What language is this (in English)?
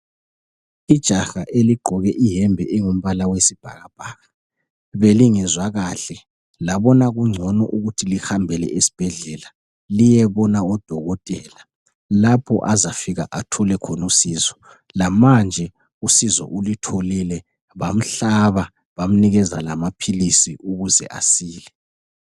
North Ndebele